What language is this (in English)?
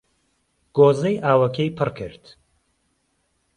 Central Kurdish